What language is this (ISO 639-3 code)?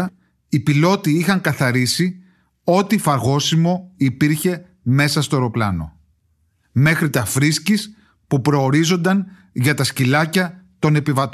ell